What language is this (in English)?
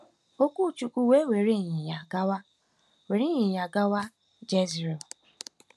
Igbo